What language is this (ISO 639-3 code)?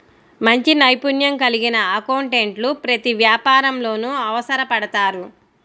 tel